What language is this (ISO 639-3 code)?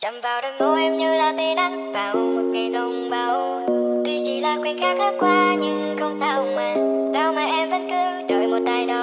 vie